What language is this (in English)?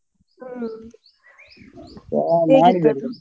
Kannada